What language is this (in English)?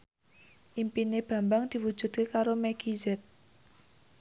Javanese